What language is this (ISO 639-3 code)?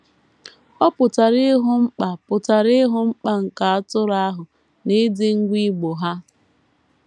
ibo